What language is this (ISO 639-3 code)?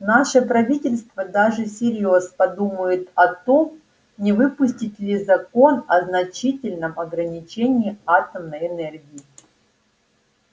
rus